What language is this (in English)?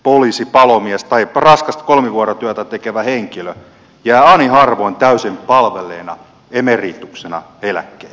Finnish